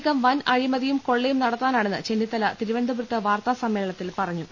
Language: Malayalam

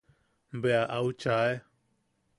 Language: Yaqui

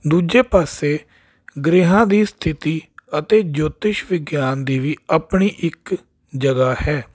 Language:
Punjabi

